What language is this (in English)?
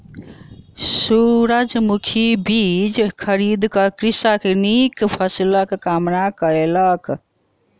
Maithili